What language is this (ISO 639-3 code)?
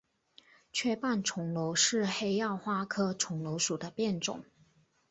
zho